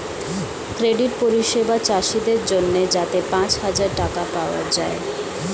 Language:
Bangla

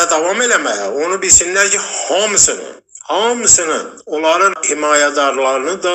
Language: Turkish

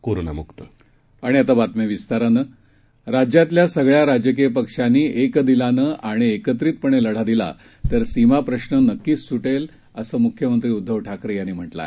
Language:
Marathi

